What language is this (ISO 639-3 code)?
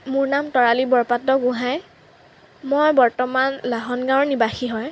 asm